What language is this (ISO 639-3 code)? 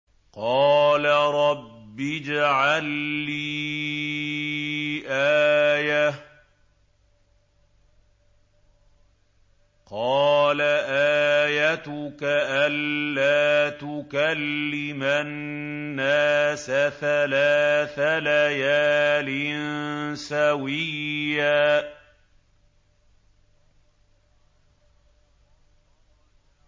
ara